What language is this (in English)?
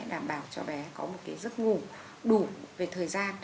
Vietnamese